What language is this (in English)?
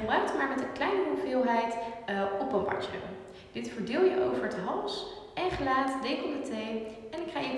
Dutch